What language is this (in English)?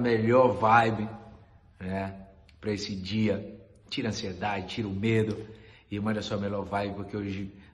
Portuguese